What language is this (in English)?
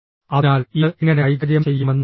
Malayalam